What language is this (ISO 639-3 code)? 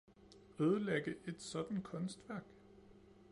dan